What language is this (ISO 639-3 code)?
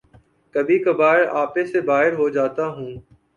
urd